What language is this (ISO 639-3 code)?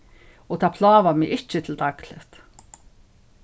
fao